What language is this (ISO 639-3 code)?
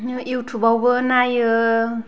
brx